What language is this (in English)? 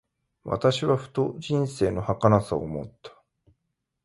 Japanese